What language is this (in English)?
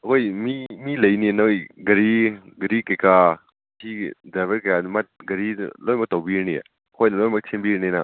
Manipuri